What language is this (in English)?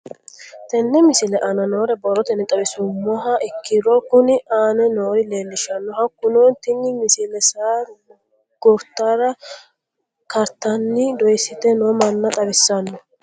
Sidamo